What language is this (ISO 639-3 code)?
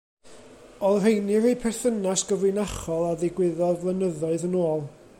cym